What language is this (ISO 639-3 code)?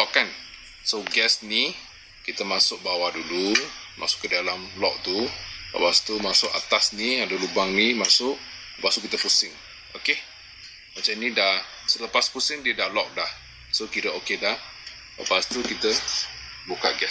msa